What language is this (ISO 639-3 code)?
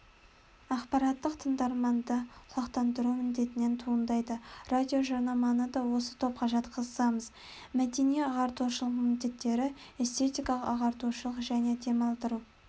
kaz